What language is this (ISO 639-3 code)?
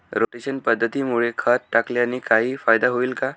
mar